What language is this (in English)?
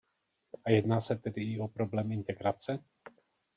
Czech